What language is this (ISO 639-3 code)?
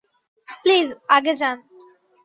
ben